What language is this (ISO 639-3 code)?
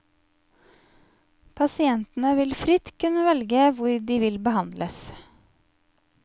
nor